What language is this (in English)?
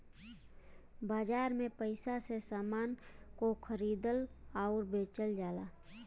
Bhojpuri